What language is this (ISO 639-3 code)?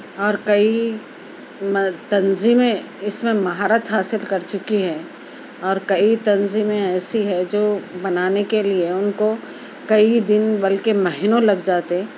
urd